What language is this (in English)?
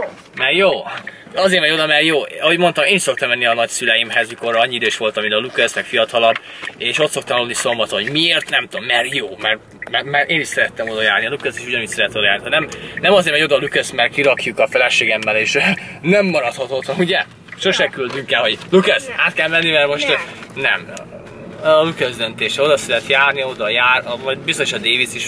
Hungarian